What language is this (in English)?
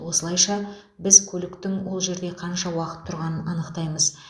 Kazakh